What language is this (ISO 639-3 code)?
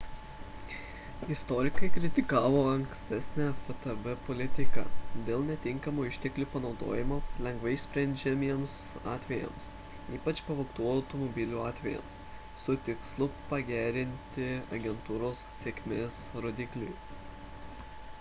lit